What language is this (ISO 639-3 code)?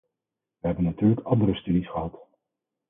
nld